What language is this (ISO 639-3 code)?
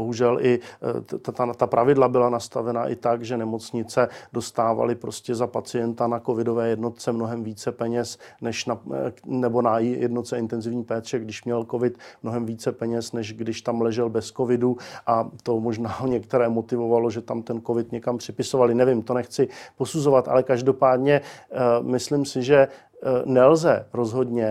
ces